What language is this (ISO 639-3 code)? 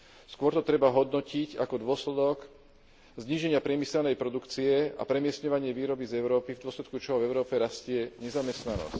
slk